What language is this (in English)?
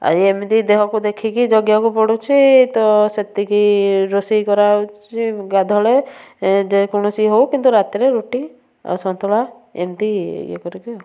Odia